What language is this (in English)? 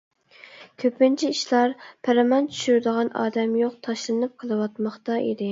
Uyghur